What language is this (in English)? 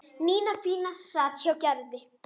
Icelandic